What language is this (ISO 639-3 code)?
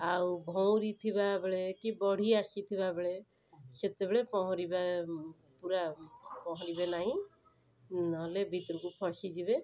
ori